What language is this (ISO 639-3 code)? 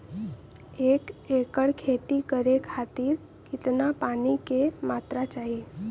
bho